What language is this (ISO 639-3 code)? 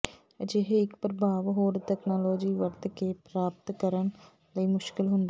pan